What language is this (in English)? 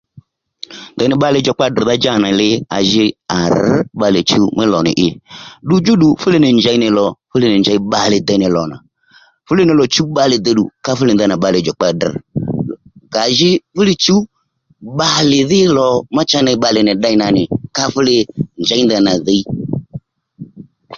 Lendu